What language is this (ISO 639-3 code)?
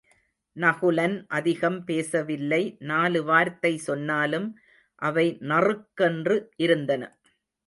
tam